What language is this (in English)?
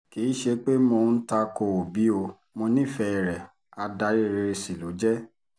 Yoruba